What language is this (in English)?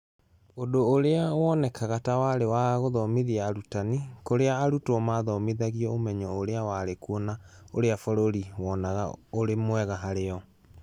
Kikuyu